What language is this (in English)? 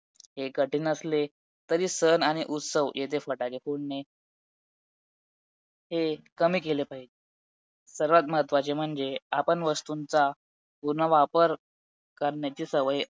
Marathi